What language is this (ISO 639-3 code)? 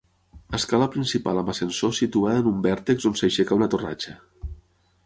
cat